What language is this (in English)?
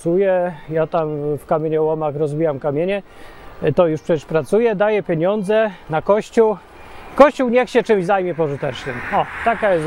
Polish